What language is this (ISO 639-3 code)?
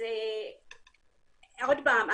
heb